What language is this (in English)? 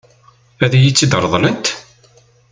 Kabyle